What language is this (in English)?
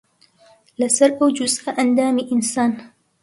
Central Kurdish